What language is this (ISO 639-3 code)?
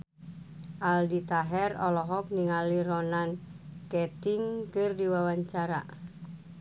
sun